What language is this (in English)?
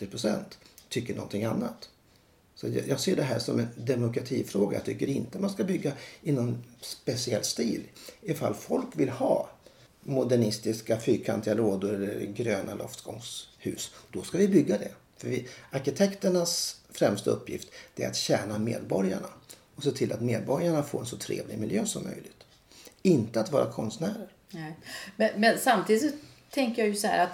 Swedish